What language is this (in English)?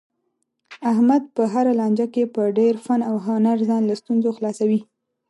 Pashto